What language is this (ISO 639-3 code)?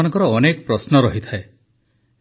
ori